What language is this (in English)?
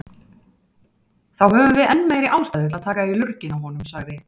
Icelandic